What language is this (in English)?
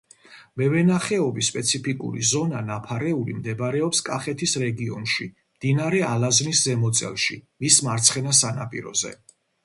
Georgian